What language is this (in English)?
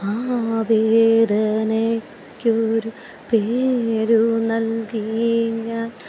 Malayalam